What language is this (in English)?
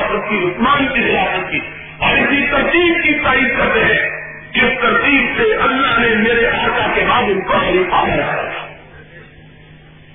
Urdu